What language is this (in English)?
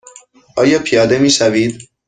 Persian